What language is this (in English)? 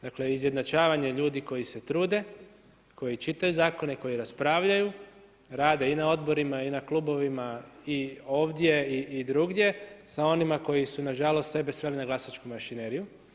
Croatian